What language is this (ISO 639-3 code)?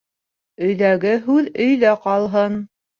bak